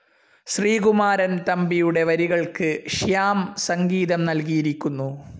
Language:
Malayalam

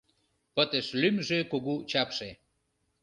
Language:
Mari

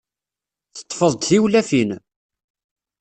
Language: Kabyle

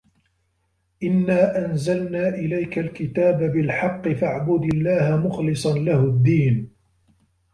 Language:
Arabic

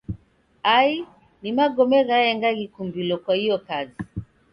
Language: Taita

